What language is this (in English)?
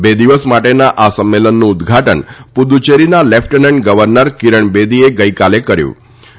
Gujarati